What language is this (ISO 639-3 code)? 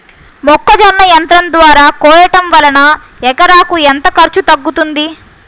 tel